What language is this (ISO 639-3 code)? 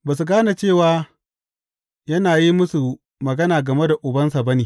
hau